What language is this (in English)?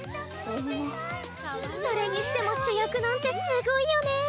Japanese